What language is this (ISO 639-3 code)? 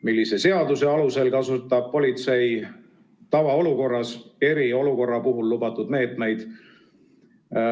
est